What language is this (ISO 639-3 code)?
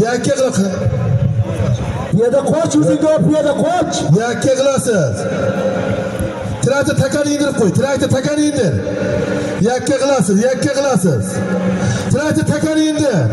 ara